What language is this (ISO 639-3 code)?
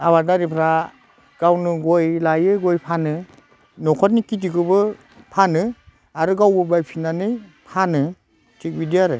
brx